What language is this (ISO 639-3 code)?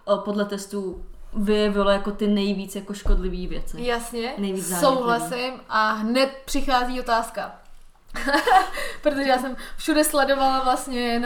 ces